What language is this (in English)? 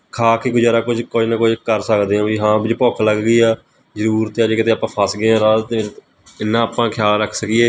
Punjabi